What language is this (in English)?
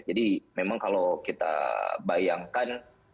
Indonesian